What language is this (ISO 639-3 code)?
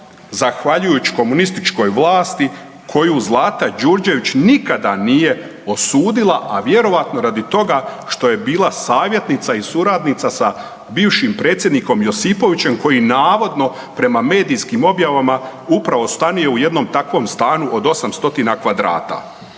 hrv